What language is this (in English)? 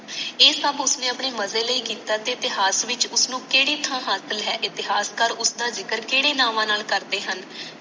Punjabi